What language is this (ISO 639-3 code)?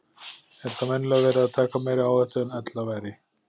isl